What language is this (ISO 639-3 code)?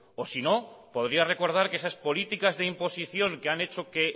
spa